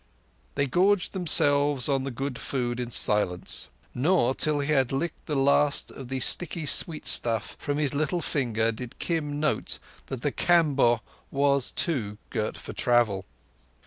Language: English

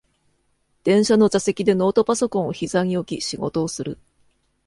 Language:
Japanese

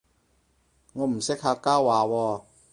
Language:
Cantonese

